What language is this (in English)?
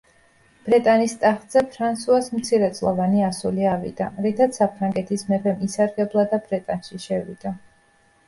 Georgian